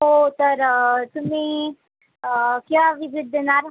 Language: Marathi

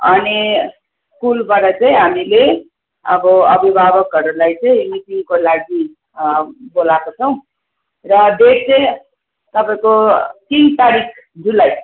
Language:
Nepali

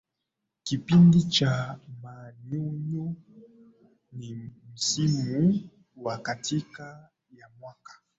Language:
Swahili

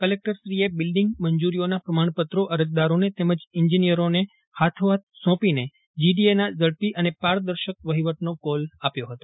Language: Gujarati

